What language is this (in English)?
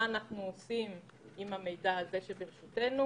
Hebrew